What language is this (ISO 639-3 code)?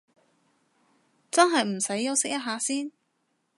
yue